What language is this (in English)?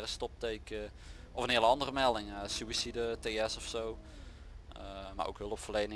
Dutch